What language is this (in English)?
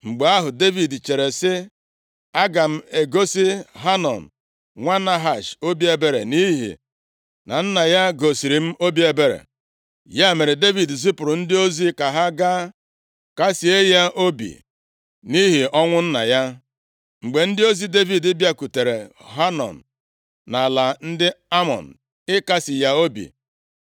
Igbo